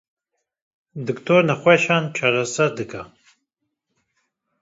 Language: Kurdish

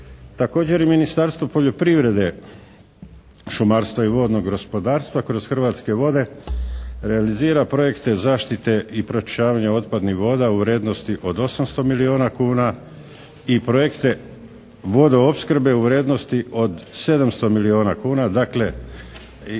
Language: Croatian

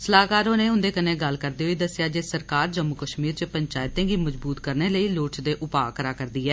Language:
Dogri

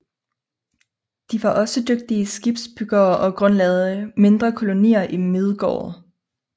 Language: Danish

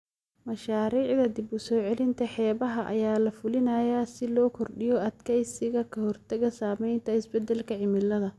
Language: Somali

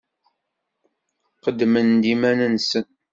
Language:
Kabyle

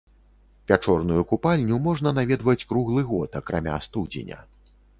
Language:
Belarusian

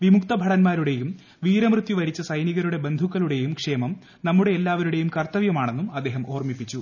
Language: Malayalam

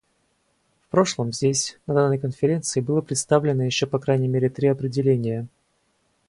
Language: Russian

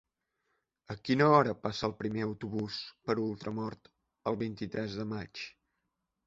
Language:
Catalan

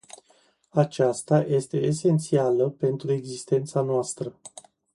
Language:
Romanian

